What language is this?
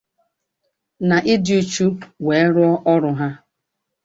Igbo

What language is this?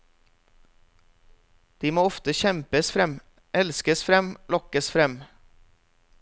Norwegian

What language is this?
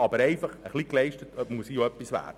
Swiss German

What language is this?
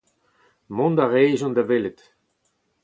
Breton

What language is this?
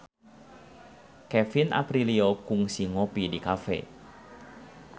Sundanese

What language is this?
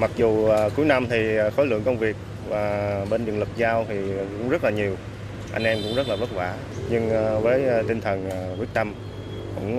Vietnamese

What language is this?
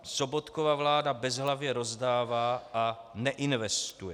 Czech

